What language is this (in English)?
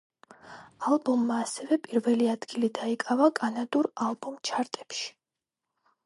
Georgian